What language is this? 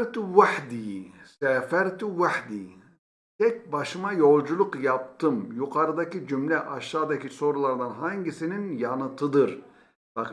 Turkish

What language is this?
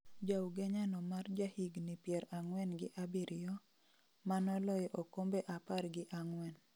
Luo (Kenya and Tanzania)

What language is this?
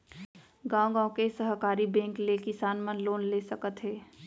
Chhattisgarhi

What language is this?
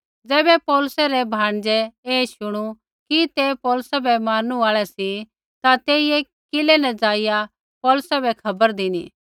Kullu Pahari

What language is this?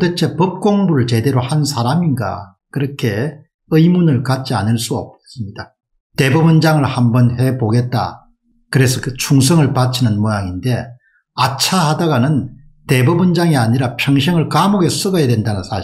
Korean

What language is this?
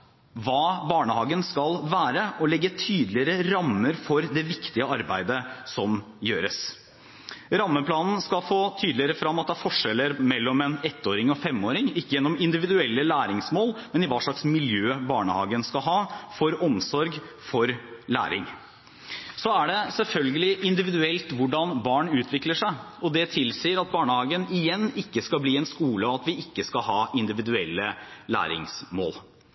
Norwegian Bokmål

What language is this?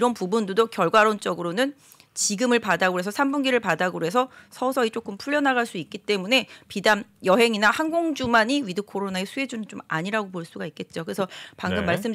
Korean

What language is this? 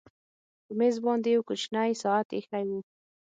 Pashto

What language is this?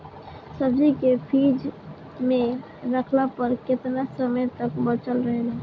Bhojpuri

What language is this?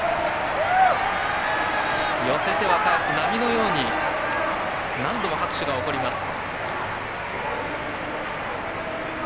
Japanese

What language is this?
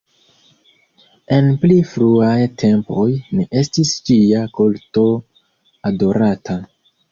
Esperanto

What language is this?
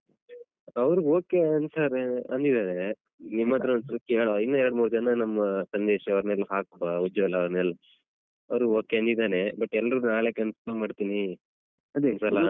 Kannada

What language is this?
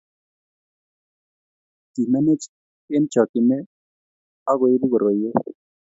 Kalenjin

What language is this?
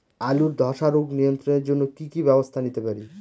Bangla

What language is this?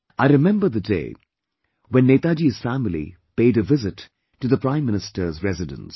English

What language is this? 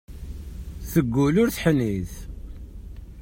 Kabyle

